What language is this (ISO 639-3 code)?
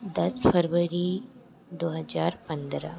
hin